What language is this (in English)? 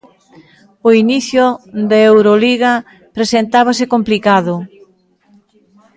Galician